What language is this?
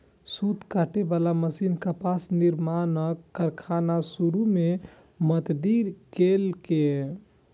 Maithili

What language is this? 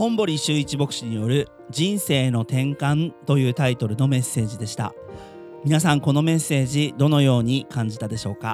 Japanese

